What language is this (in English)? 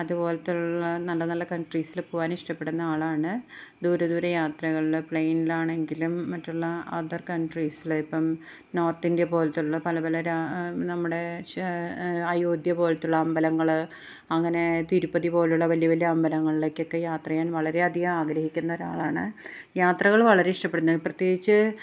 Malayalam